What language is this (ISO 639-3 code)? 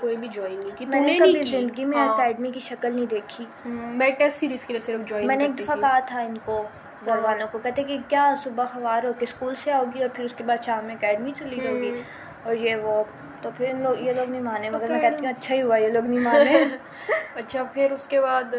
urd